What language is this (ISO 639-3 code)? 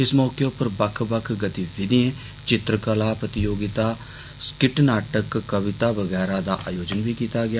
doi